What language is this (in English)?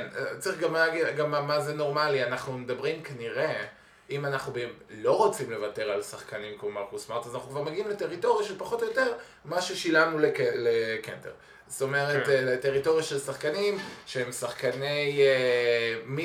Hebrew